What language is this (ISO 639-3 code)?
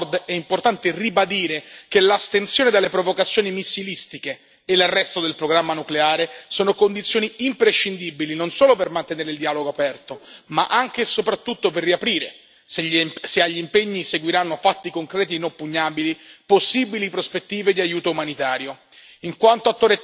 ita